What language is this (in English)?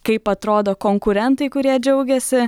Lithuanian